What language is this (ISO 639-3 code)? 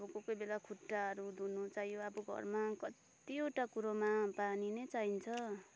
nep